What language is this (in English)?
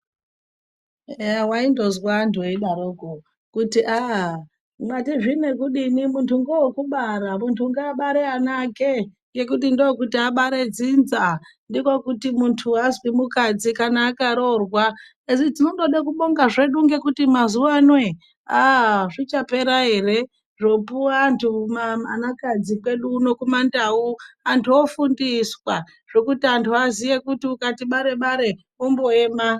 Ndau